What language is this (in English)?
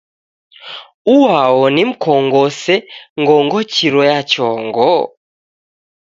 Taita